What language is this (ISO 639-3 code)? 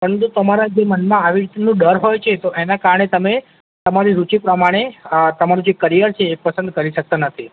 guj